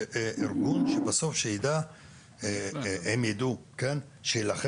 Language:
Hebrew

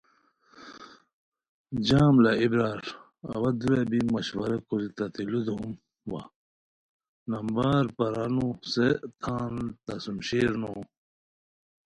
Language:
Khowar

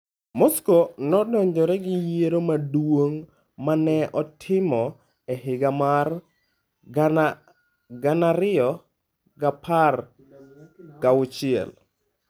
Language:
Luo (Kenya and Tanzania)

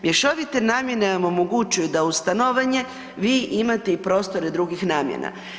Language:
Croatian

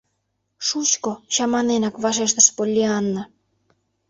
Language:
Mari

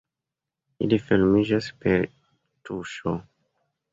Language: Esperanto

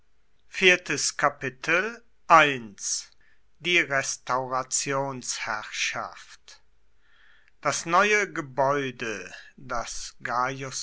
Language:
German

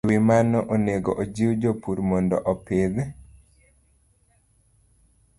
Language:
Luo (Kenya and Tanzania)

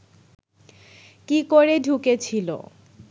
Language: Bangla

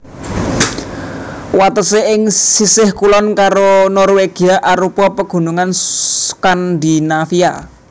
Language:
Javanese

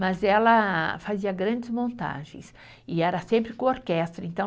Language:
Portuguese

